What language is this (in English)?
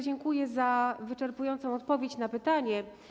Polish